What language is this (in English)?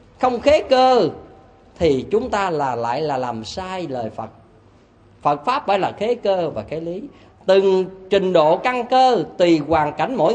Vietnamese